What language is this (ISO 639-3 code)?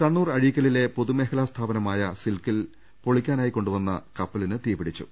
mal